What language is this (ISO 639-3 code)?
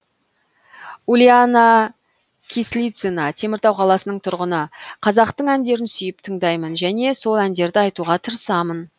kaz